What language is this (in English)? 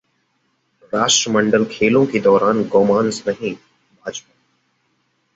Hindi